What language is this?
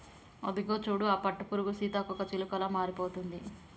Telugu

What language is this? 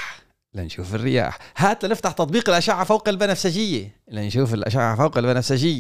Arabic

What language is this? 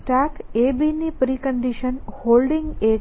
Gujarati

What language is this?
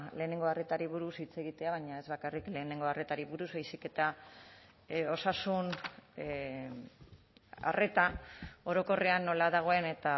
Basque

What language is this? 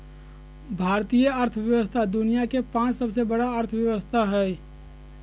Magahi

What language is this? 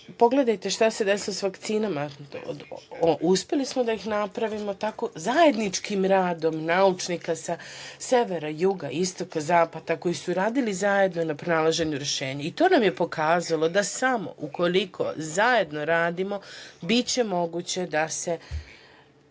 Serbian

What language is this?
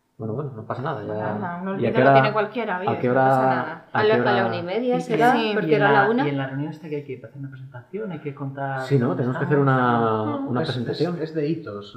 Spanish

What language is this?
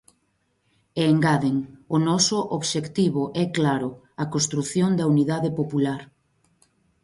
Galician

